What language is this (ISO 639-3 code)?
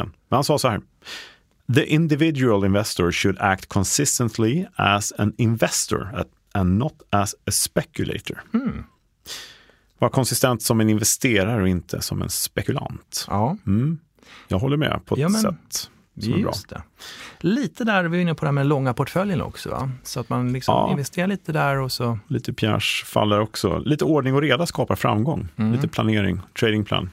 swe